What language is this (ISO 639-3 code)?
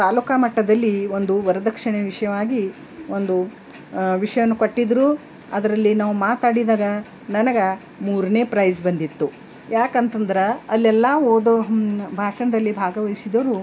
kan